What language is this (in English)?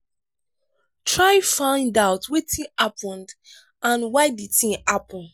Nigerian Pidgin